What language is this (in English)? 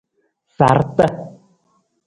Nawdm